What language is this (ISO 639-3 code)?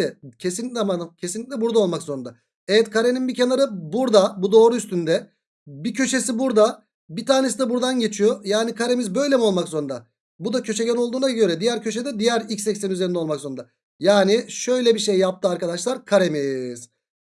tur